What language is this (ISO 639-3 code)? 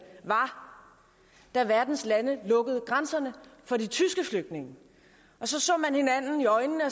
dan